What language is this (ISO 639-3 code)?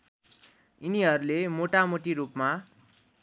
nep